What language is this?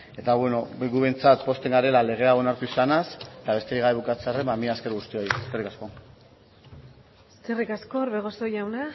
Basque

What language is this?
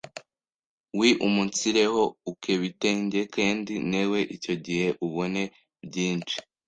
Kinyarwanda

